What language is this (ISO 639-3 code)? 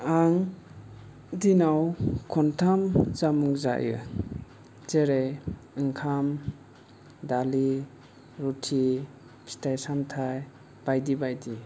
brx